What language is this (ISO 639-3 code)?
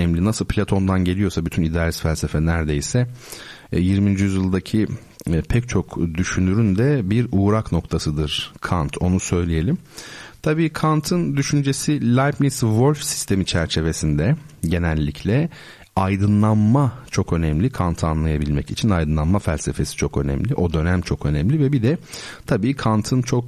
tur